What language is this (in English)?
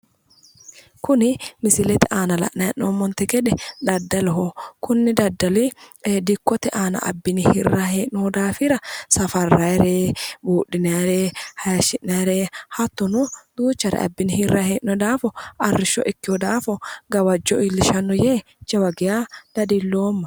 Sidamo